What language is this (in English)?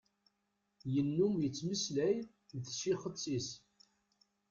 Kabyle